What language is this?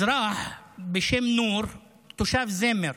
Hebrew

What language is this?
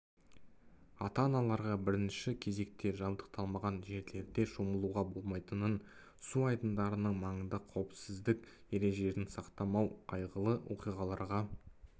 Kazakh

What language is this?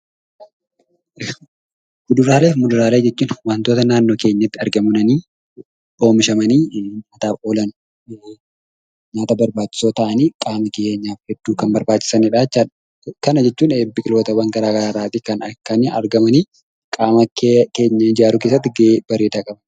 Oromo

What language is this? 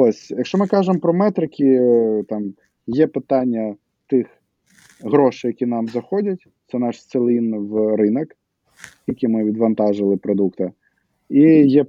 Ukrainian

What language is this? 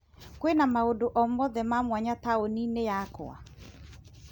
Kikuyu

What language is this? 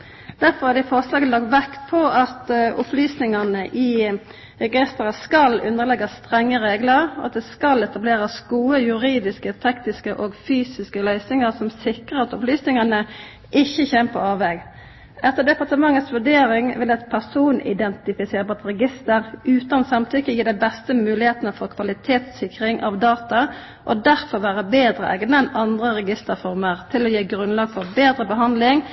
Norwegian Nynorsk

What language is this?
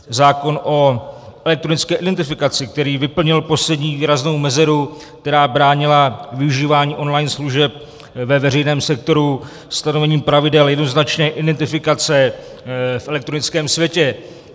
Czech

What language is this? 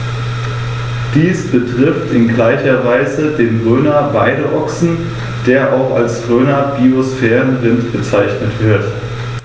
German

